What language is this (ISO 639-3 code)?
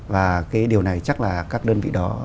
vie